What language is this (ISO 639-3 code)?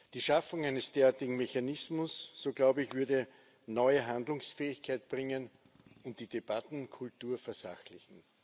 deu